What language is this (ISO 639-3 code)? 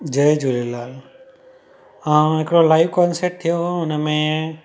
snd